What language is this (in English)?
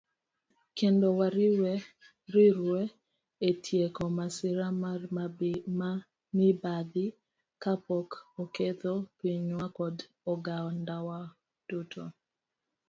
Luo (Kenya and Tanzania)